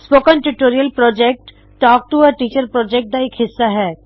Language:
Punjabi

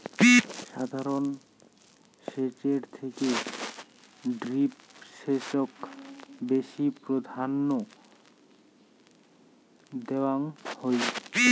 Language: Bangla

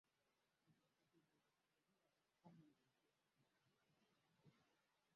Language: Swahili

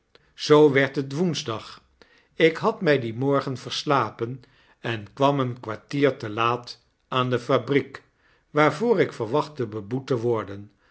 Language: Dutch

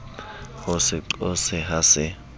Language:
Southern Sotho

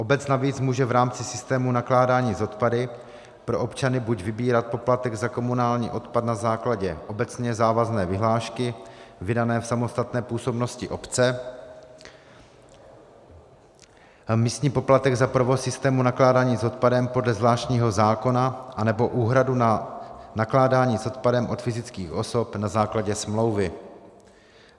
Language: Czech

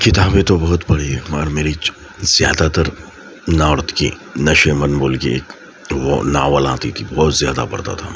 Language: Urdu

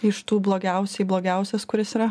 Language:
Lithuanian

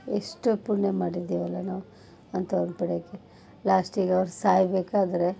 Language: Kannada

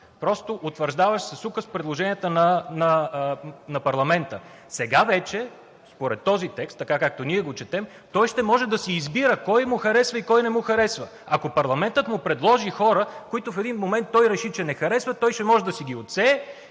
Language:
Bulgarian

